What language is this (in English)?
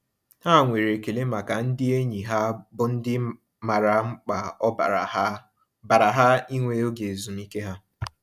Igbo